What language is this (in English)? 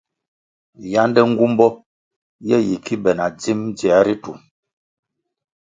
Kwasio